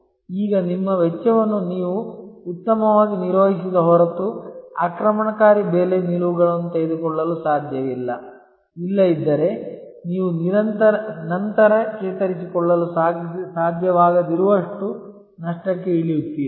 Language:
Kannada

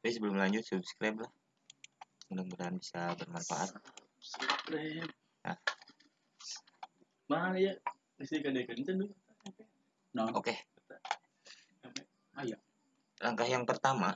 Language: Indonesian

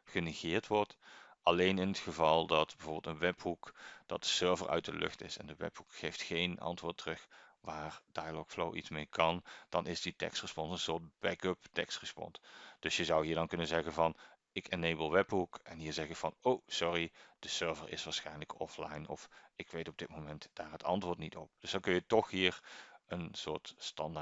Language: Dutch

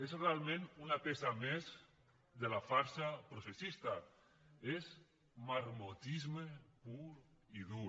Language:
Catalan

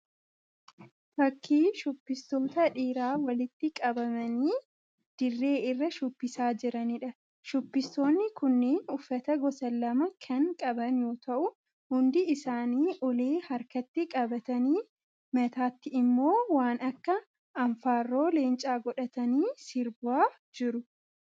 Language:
Oromo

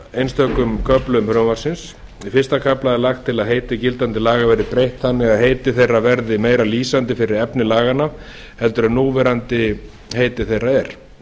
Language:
Icelandic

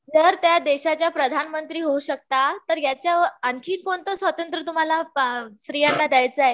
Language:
Marathi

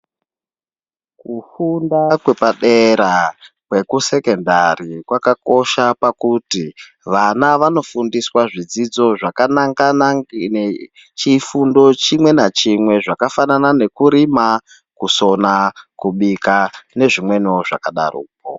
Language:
Ndau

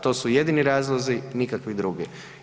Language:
Croatian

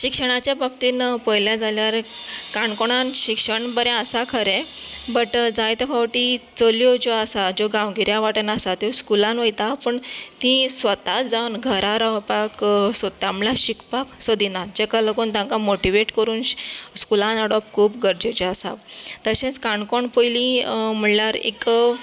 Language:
Konkani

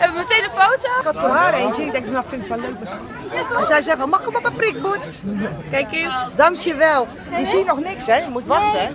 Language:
Dutch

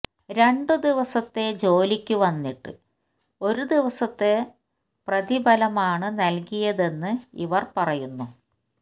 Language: Malayalam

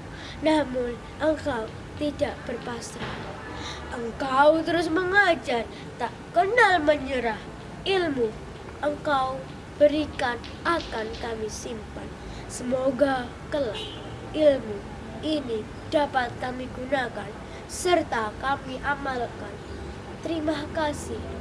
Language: Indonesian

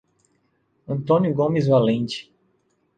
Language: Portuguese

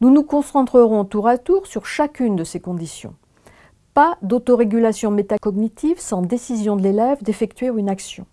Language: French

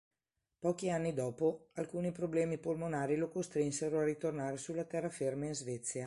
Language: Italian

